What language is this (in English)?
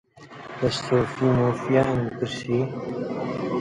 Central Kurdish